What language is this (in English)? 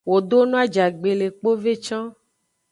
Aja (Benin)